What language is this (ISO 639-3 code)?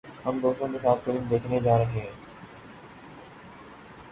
urd